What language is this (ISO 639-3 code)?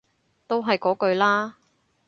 yue